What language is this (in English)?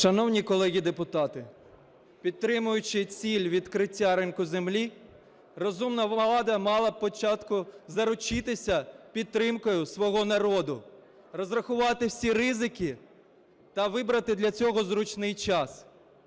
Ukrainian